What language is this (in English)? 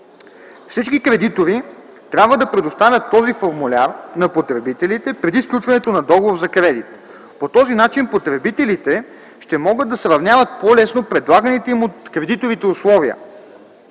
Bulgarian